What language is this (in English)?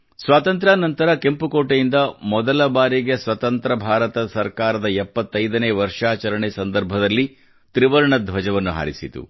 Kannada